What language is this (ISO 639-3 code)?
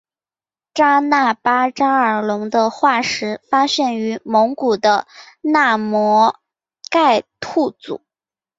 zho